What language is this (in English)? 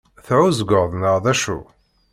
Kabyle